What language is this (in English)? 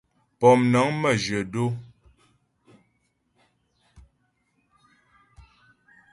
Ghomala